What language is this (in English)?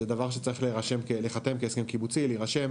Hebrew